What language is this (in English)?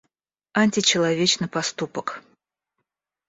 Russian